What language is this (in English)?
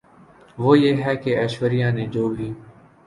Urdu